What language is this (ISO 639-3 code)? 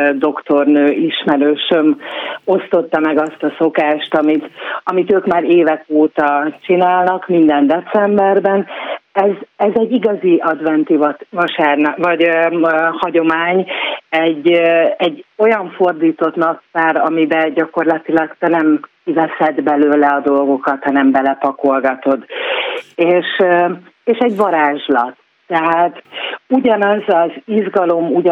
hun